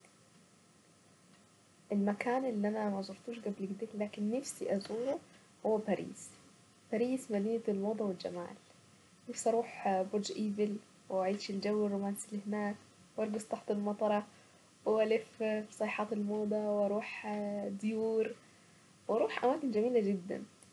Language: Saidi Arabic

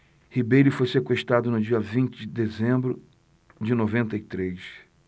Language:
Portuguese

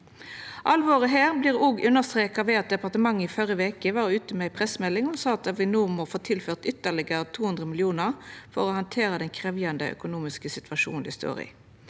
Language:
Norwegian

